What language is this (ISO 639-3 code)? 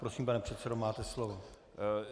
ces